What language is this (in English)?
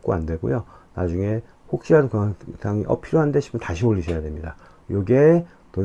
Korean